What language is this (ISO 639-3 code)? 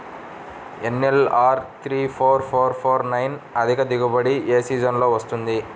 tel